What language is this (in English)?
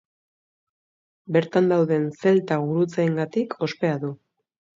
Basque